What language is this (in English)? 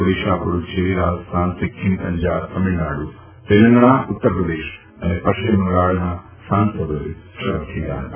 Gujarati